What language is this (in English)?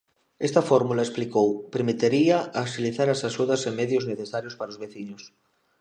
Galician